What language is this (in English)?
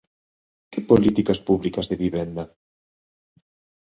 Galician